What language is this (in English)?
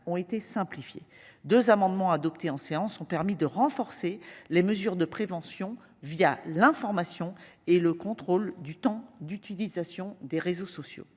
French